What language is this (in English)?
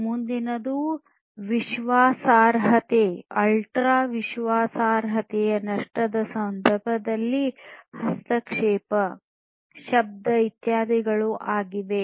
Kannada